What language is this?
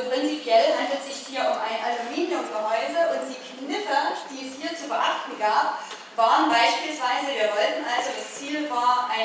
German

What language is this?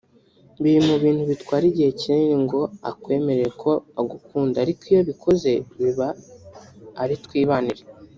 Kinyarwanda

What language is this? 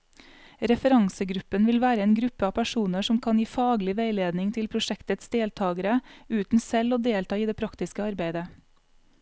Norwegian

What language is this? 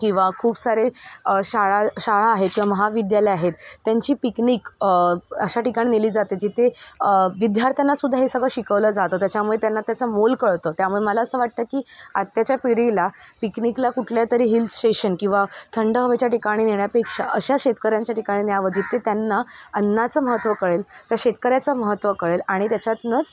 Marathi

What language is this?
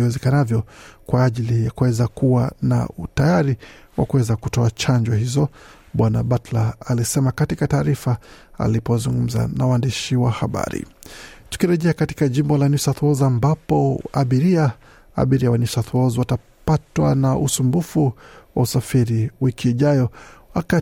Swahili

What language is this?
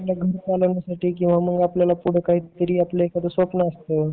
Marathi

